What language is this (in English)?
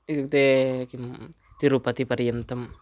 Sanskrit